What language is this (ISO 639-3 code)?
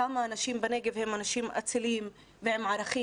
heb